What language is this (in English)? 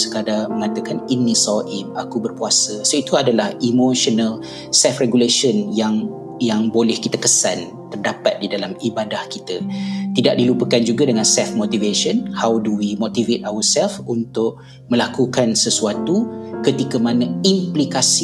Malay